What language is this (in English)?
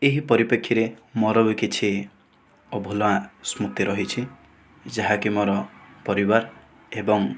Odia